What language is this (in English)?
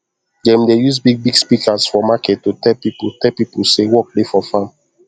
Nigerian Pidgin